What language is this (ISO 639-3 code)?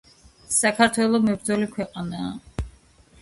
kat